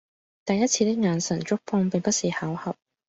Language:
Cantonese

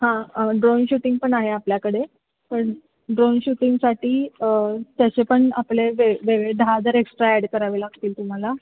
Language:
Marathi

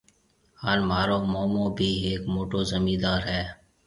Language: Marwari (Pakistan)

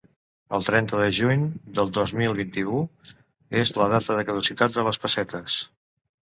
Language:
Catalan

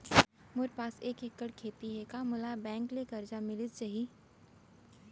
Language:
Chhattisgarhi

